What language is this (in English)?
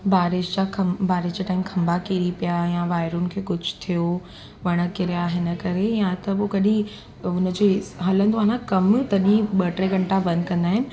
Sindhi